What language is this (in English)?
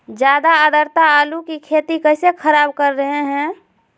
Magahi